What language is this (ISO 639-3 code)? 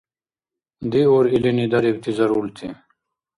dar